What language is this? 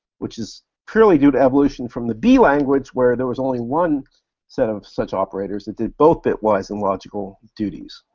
English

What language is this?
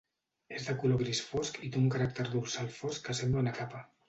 Catalan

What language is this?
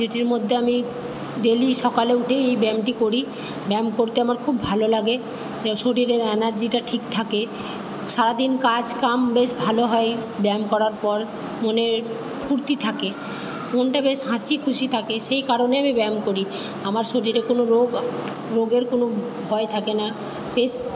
Bangla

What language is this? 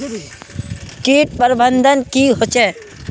Magahi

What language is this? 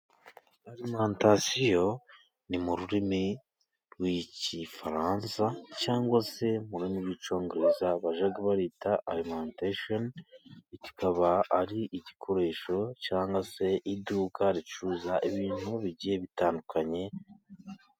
Kinyarwanda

